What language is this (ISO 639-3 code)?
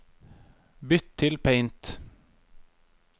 nor